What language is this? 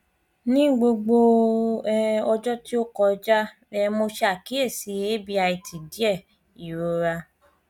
Yoruba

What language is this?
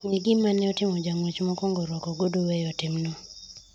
Luo (Kenya and Tanzania)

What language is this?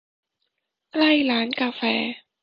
Thai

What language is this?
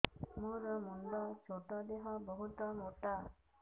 Odia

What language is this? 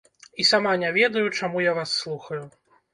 Belarusian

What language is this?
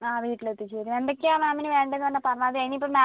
Malayalam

